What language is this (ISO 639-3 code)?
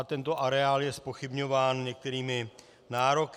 ces